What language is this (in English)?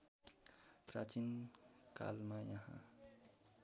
Nepali